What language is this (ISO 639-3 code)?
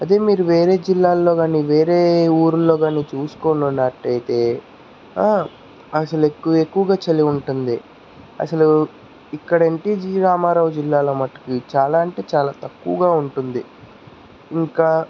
tel